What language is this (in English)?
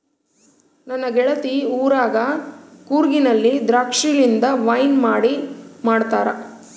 Kannada